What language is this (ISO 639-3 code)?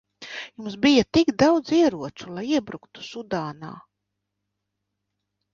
lav